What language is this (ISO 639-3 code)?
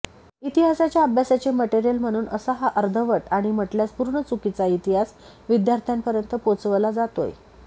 mar